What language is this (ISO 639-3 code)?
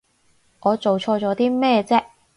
yue